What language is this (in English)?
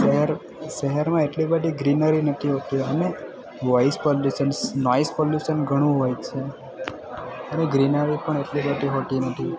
Gujarati